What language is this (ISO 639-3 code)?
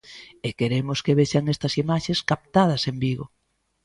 glg